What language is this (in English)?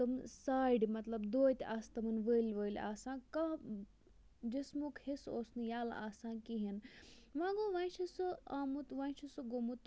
Kashmiri